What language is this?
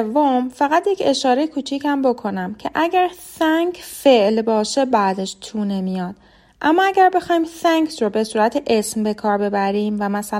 Persian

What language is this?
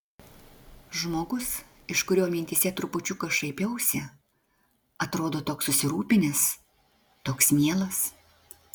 Lithuanian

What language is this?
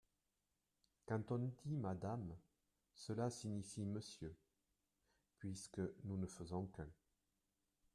French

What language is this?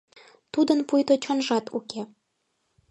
Mari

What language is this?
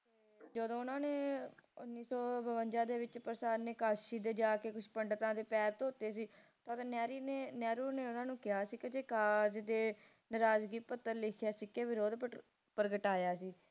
Punjabi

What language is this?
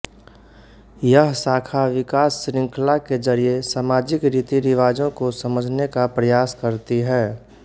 Hindi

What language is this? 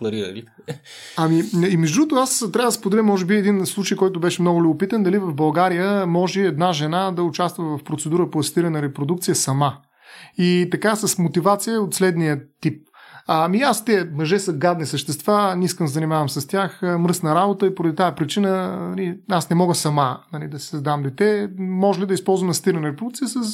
Bulgarian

